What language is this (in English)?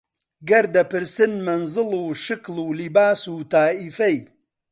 Central Kurdish